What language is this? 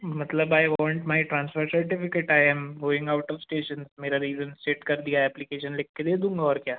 Hindi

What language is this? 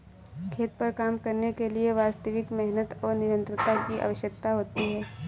Hindi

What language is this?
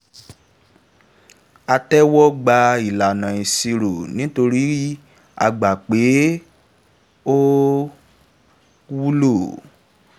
Yoruba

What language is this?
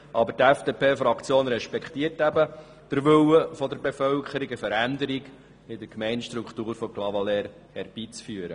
Swiss German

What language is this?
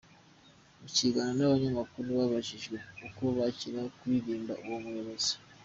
Kinyarwanda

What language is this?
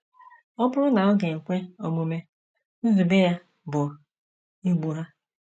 Igbo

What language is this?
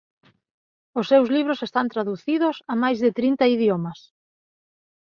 Galician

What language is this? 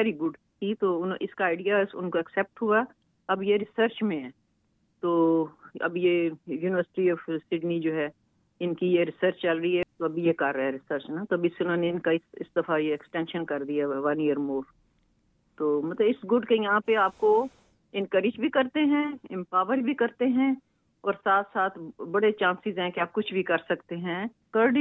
Urdu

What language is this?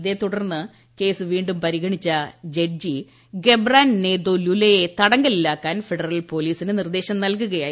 Malayalam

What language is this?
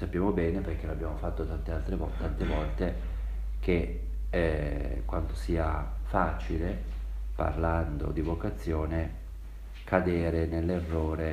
Italian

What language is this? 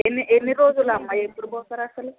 Telugu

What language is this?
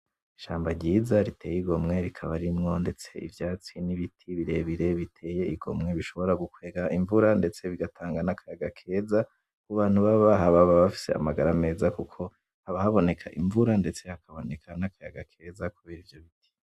Rundi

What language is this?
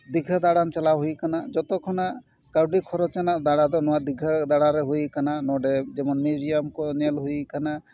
Santali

